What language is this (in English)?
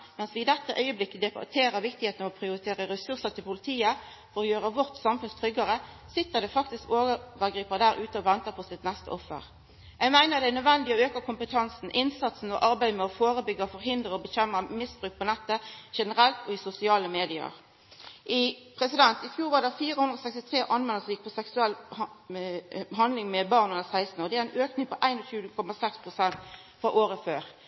Norwegian Nynorsk